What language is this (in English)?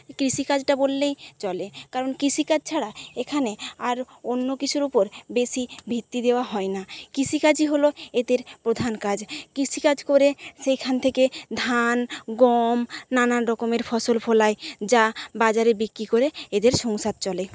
Bangla